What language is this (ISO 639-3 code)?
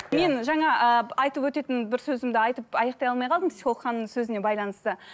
kaz